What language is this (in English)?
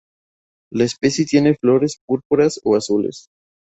Spanish